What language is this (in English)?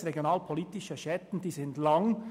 Swiss German